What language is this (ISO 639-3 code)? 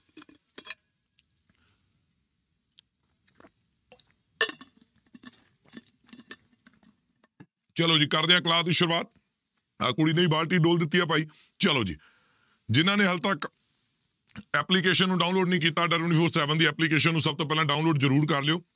pan